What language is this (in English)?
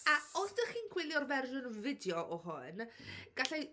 Welsh